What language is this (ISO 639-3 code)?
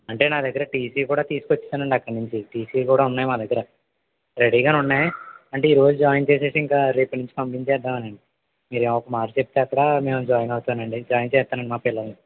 tel